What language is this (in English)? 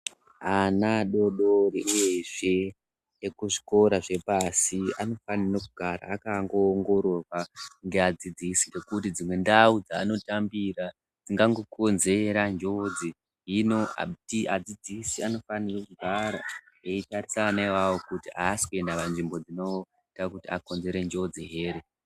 Ndau